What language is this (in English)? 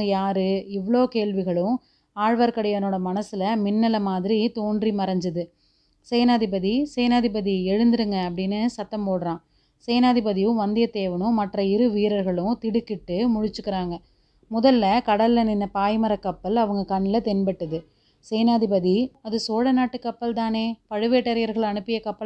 Tamil